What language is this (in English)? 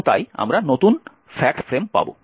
Bangla